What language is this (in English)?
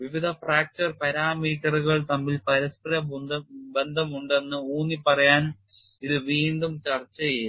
Malayalam